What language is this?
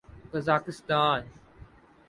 Urdu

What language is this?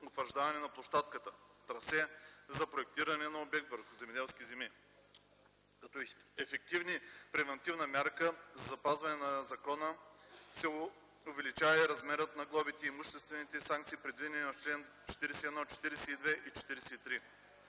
Bulgarian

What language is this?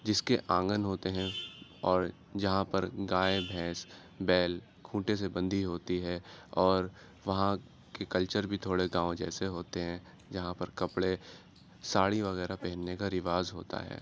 Urdu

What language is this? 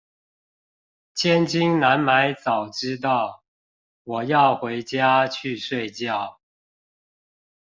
Chinese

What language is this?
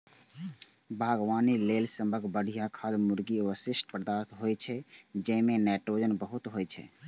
Maithili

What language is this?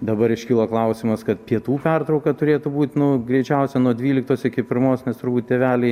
Lithuanian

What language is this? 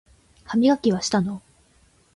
Japanese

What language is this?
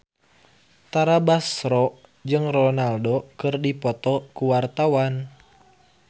Sundanese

